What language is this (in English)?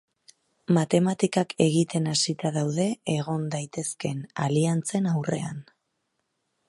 Basque